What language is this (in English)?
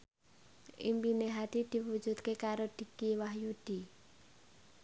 Javanese